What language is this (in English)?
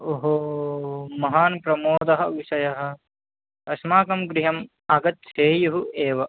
Sanskrit